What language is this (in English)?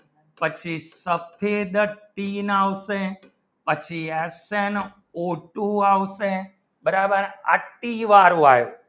Gujarati